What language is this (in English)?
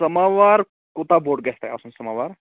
Kashmiri